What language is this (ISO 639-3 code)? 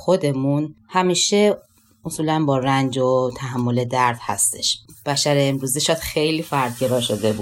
fas